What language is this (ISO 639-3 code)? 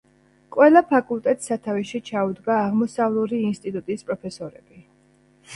kat